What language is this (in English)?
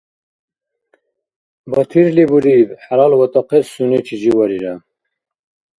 Dargwa